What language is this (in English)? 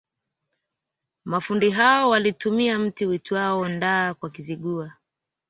Swahili